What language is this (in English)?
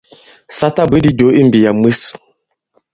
Bankon